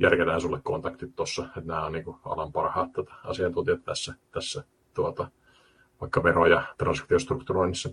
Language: Finnish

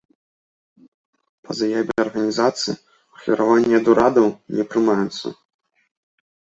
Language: Belarusian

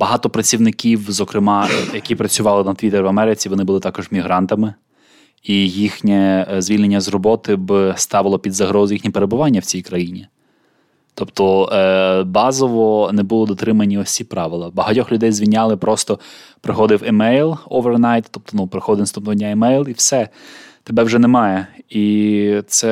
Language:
Ukrainian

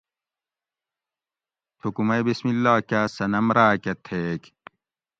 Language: Gawri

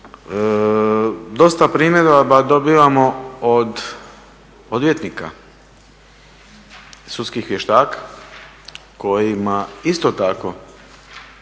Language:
Croatian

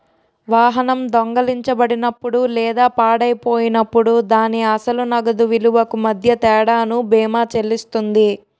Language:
Telugu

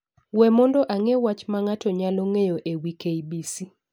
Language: Luo (Kenya and Tanzania)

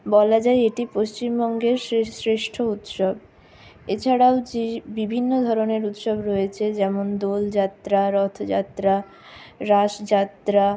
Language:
Bangla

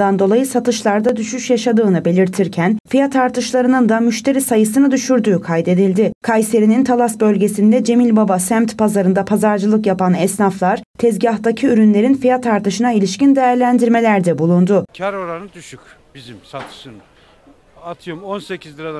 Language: Turkish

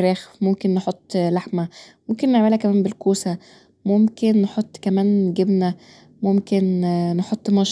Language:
Egyptian Arabic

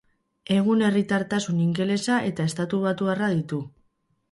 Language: Basque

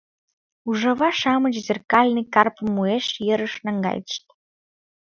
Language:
Mari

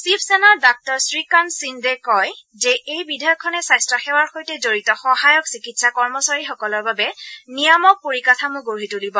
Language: Assamese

